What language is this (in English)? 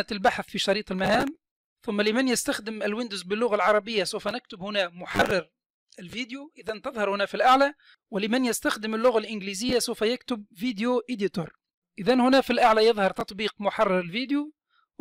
Arabic